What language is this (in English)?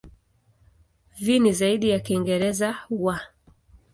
Swahili